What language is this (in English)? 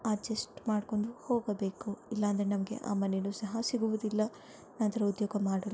Kannada